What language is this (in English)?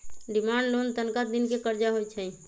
Magahi